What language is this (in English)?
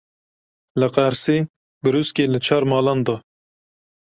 Kurdish